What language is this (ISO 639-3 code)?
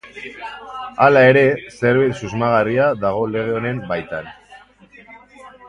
eus